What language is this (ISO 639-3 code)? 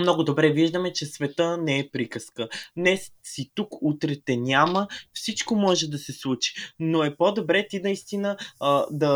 bul